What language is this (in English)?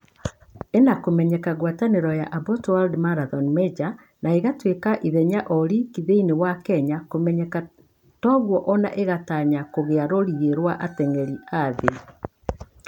Kikuyu